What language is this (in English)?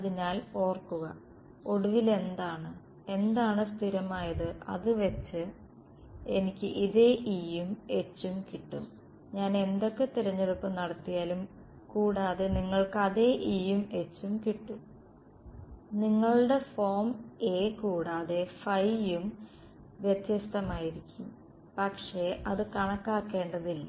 Malayalam